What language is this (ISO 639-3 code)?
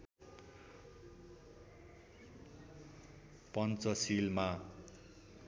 nep